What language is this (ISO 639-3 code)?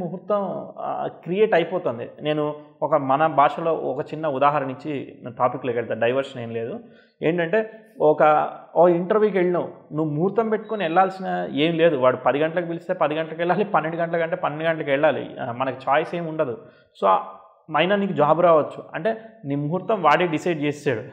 tel